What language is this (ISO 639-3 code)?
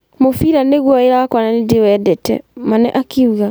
kik